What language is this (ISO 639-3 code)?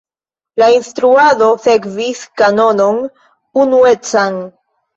epo